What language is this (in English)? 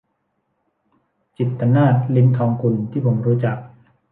Thai